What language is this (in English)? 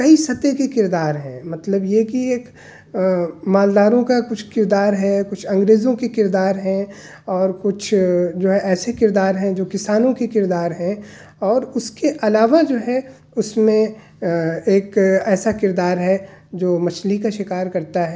Urdu